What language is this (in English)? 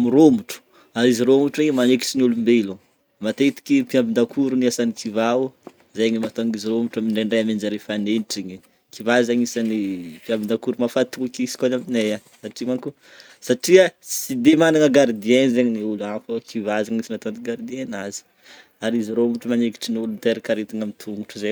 Northern Betsimisaraka Malagasy